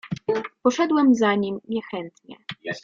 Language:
Polish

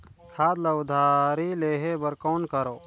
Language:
Chhattisgarhi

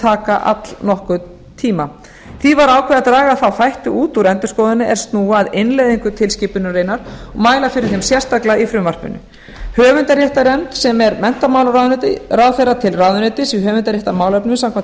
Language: Icelandic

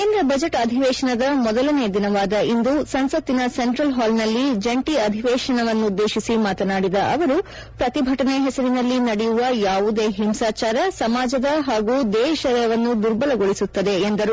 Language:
Kannada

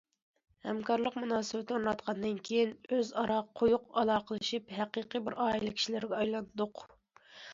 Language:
Uyghur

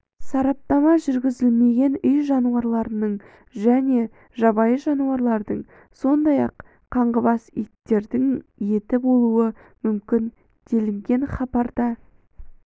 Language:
Kazakh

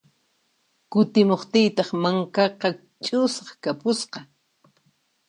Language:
Puno Quechua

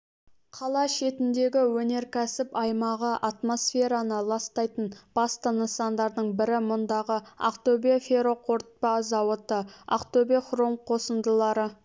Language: Kazakh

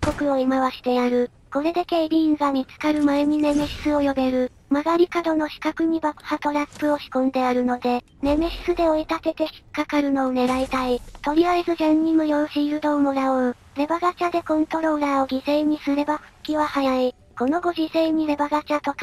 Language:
Japanese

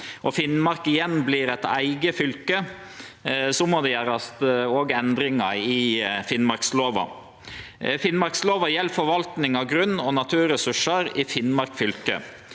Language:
Norwegian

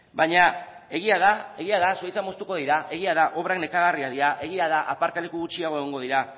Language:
Basque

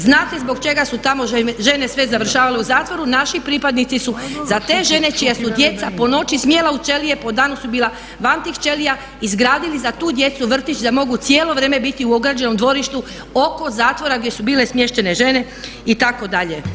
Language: Croatian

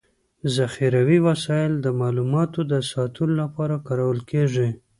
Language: Pashto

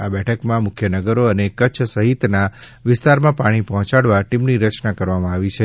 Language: Gujarati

